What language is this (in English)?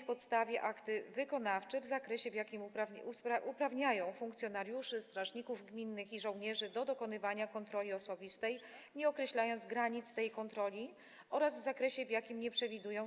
Polish